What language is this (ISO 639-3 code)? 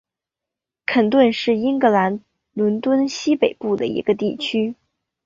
zho